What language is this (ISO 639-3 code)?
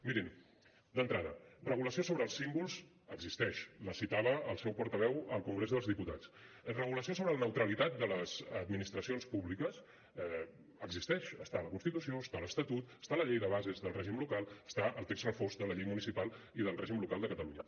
cat